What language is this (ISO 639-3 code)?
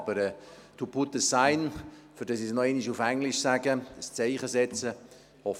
gsw